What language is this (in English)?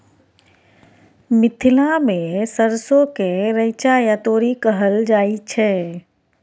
Maithili